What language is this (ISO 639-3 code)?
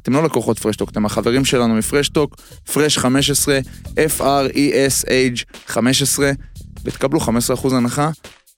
heb